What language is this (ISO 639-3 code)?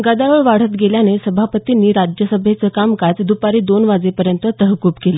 mar